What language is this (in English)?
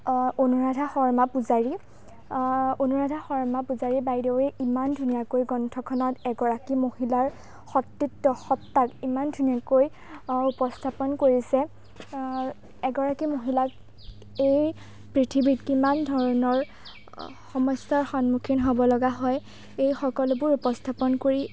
Assamese